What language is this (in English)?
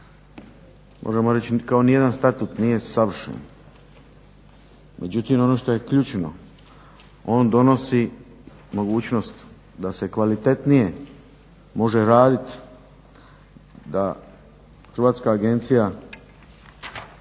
Croatian